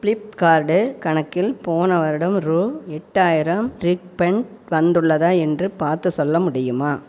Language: Tamil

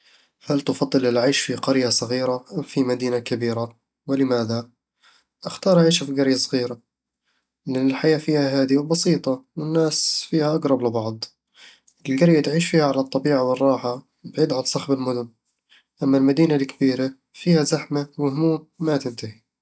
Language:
Eastern Egyptian Bedawi Arabic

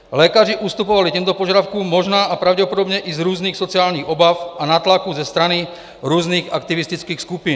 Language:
Czech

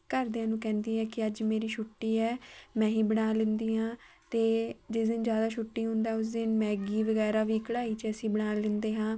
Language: Punjabi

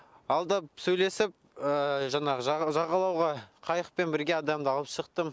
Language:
Kazakh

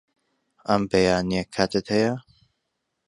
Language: Central Kurdish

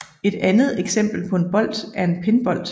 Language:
Danish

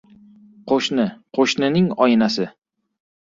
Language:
Uzbek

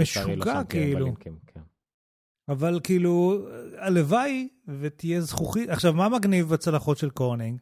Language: Hebrew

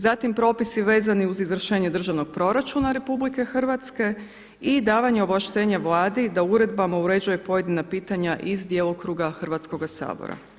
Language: Croatian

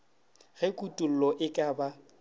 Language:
Northern Sotho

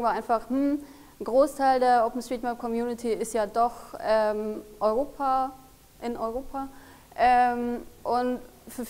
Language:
German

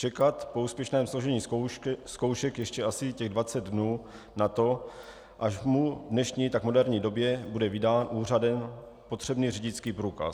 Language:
Czech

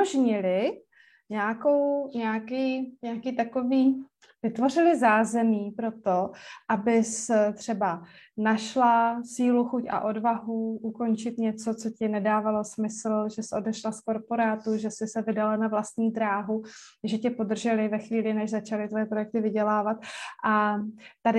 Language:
Czech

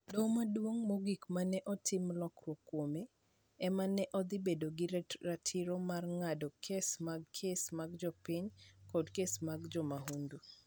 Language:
Luo (Kenya and Tanzania)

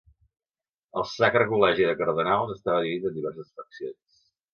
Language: Catalan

